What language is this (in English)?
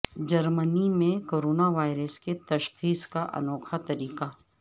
Urdu